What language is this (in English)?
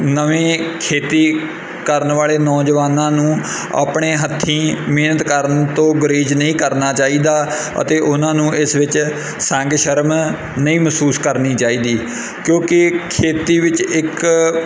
Punjabi